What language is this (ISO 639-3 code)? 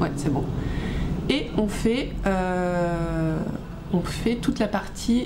fra